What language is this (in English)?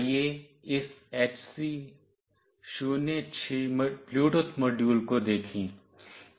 Hindi